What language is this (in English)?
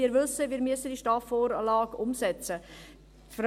Swiss German